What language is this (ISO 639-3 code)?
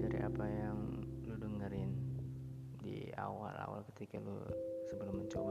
ind